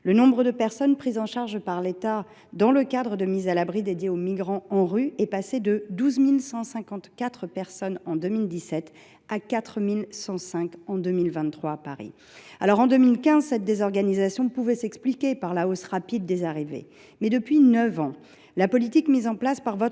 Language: French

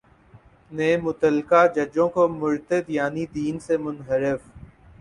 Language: Urdu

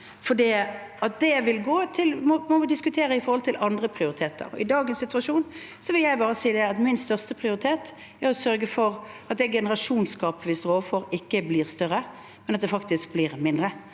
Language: Norwegian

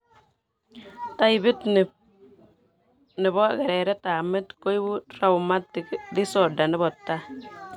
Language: Kalenjin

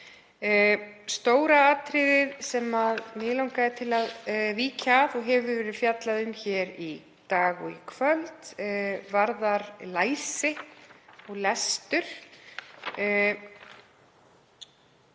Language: Icelandic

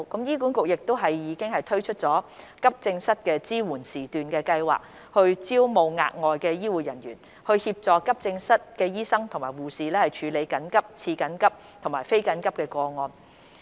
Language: Cantonese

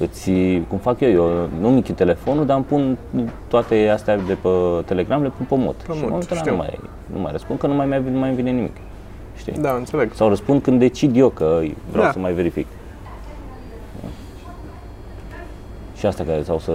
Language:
Romanian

